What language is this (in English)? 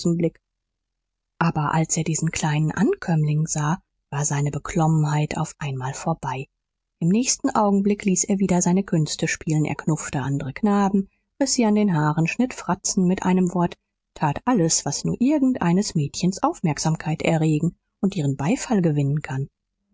German